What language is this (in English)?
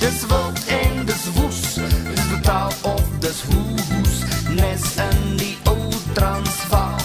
Dutch